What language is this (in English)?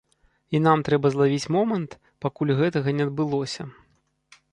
Belarusian